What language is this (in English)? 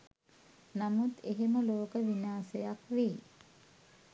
Sinhala